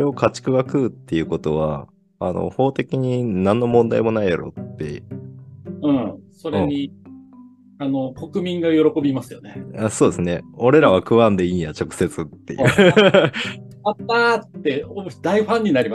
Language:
Japanese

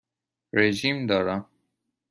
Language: Persian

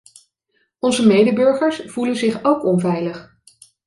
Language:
Dutch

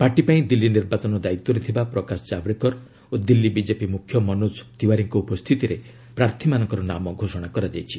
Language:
Odia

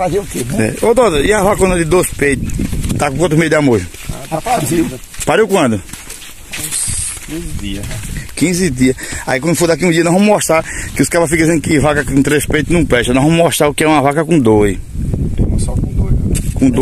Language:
Portuguese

